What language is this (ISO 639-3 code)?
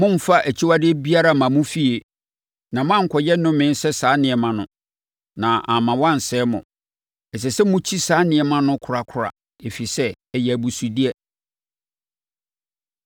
aka